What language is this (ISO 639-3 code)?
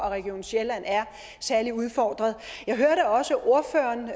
dan